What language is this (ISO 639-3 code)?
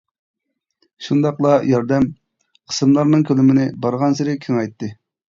uig